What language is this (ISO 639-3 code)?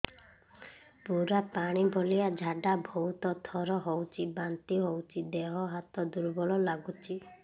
ori